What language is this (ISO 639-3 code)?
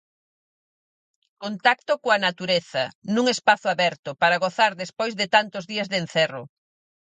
glg